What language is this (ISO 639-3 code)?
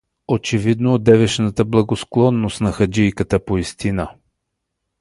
bul